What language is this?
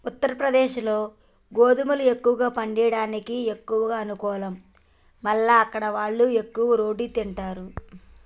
Telugu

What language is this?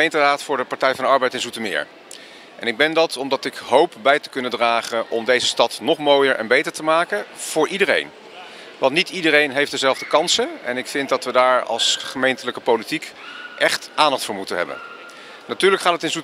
Dutch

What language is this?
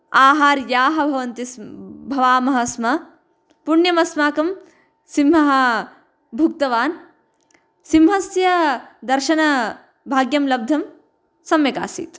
Sanskrit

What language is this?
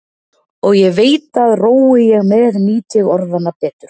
Icelandic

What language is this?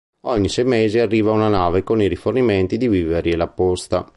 Italian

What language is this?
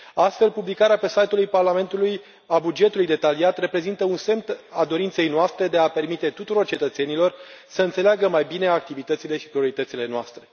Romanian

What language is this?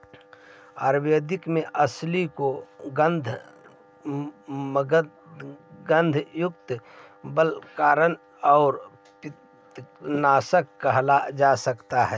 Magahi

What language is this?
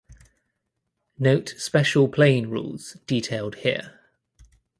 English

